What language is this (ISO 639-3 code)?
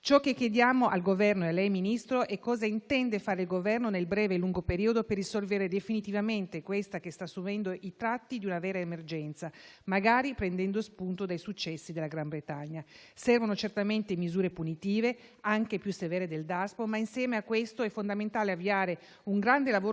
ita